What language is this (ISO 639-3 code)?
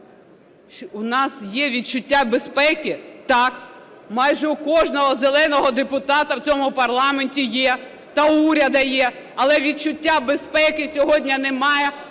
ukr